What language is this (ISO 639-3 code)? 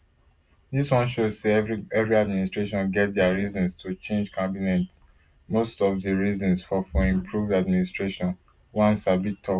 pcm